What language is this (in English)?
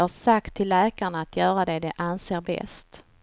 Swedish